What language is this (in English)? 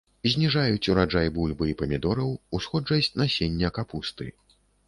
Belarusian